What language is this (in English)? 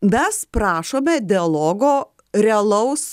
Lithuanian